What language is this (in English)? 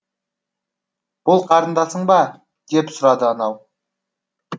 Kazakh